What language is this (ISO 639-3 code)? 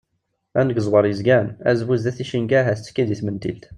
kab